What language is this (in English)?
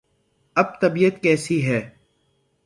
Urdu